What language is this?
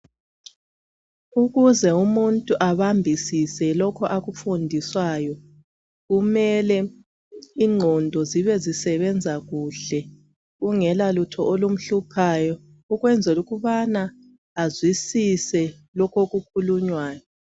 North Ndebele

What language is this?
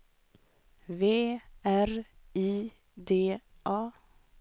Swedish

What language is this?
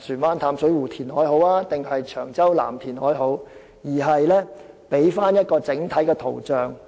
Cantonese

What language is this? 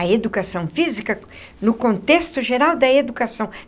Portuguese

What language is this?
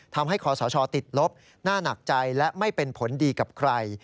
Thai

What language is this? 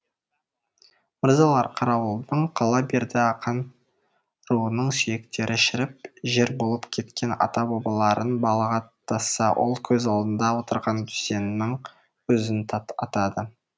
Kazakh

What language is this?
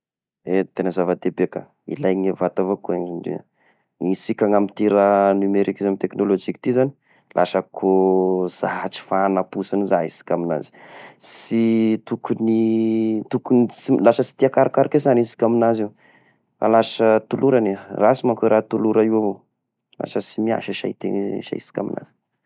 Tesaka Malagasy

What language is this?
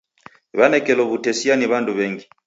Taita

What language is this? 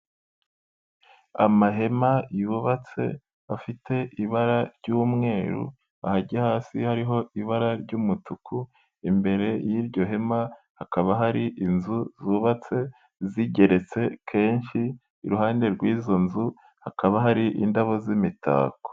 Kinyarwanda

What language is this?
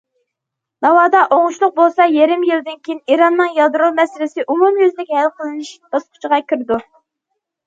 Uyghur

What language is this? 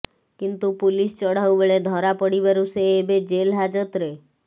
Odia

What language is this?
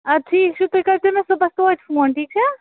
Kashmiri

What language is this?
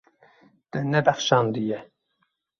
Kurdish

